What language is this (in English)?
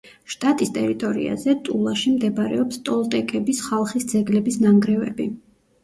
Georgian